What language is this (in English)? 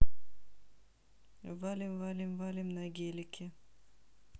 Russian